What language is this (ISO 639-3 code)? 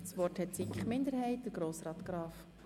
gsw